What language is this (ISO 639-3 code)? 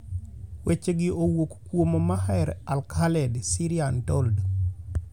luo